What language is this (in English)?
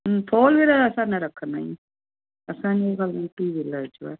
Sindhi